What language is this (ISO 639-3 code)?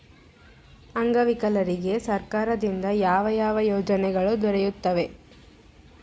kan